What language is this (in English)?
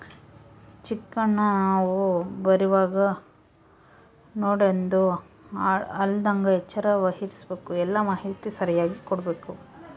Kannada